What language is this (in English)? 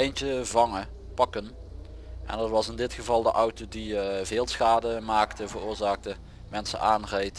Dutch